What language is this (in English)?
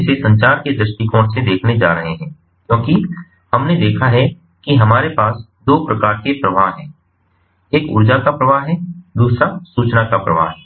Hindi